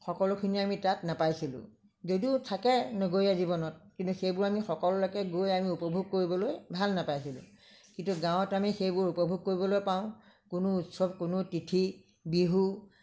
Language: Assamese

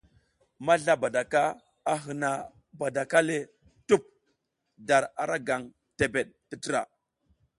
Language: South Giziga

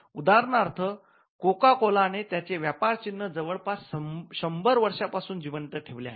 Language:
Marathi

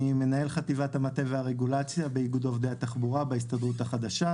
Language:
Hebrew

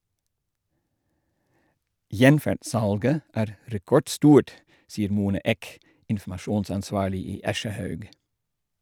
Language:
Norwegian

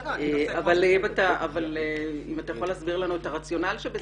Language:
Hebrew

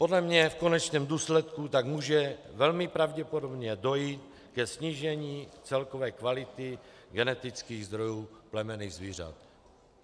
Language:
Czech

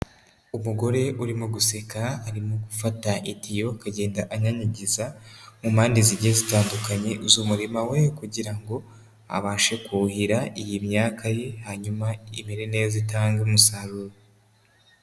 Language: Kinyarwanda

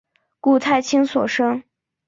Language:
Chinese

